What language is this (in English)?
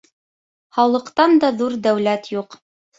Bashkir